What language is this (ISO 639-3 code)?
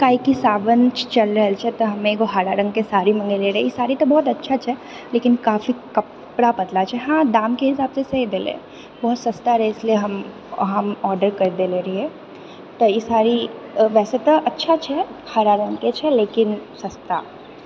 mai